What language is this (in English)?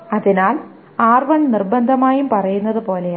Malayalam